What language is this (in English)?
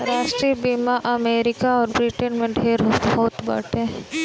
Bhojpuri